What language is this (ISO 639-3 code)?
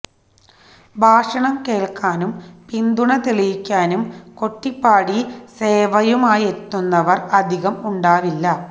mal